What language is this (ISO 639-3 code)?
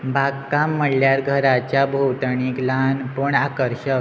kok